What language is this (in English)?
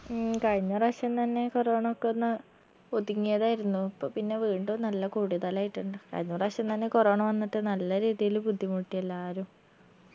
Malayalam